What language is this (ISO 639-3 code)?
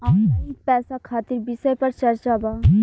bho